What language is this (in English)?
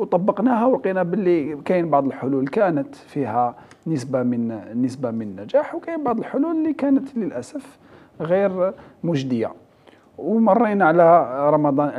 Arabic